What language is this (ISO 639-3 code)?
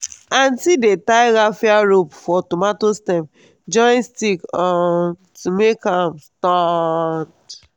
pcm